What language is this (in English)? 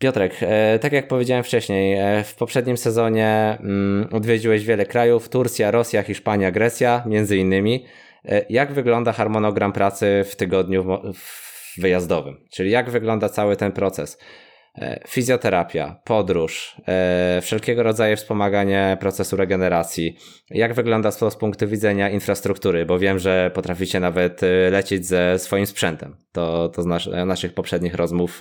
Polish